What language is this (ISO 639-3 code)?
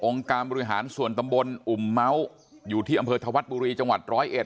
tha